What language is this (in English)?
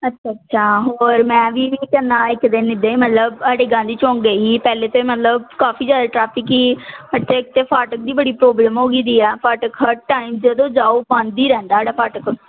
Punjabi